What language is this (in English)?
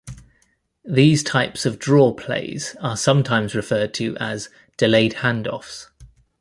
English